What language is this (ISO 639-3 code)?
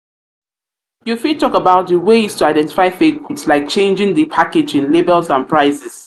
pcm